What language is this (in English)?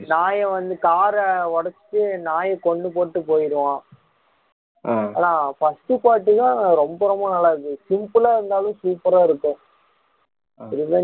Tamil